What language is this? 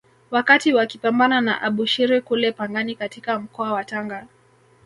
Swahili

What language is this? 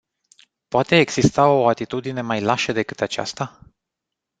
Romanian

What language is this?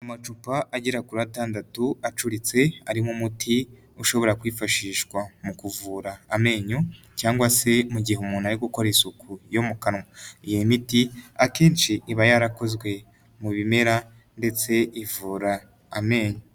Kinyarwanda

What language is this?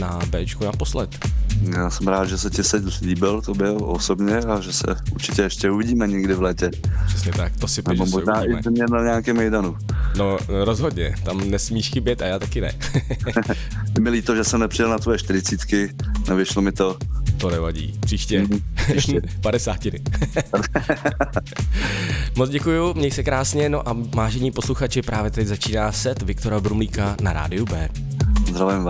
Czech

